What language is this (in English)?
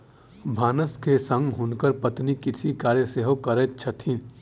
Maithili